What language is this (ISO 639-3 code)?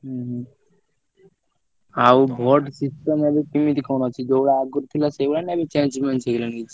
ori